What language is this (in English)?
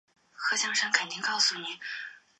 Chinese